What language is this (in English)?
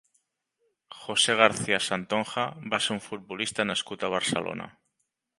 Catalan